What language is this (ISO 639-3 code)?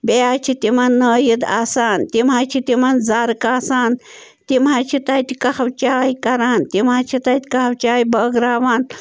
kas